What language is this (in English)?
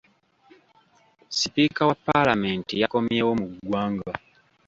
Ganda